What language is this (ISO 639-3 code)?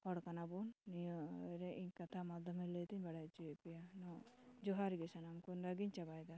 sat